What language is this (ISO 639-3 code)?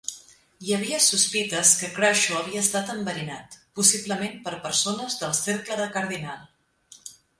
cat